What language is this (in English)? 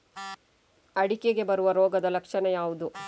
Kannada